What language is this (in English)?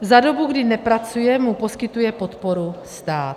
Czech